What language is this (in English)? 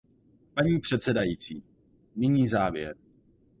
Czech